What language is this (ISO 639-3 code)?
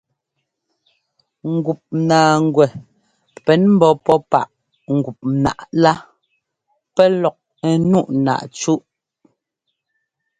jgo